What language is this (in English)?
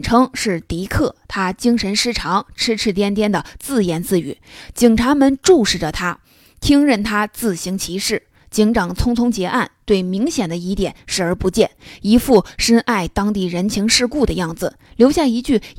Chinese